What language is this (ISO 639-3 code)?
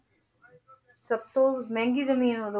pan